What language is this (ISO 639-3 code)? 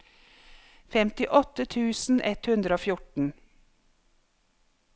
nor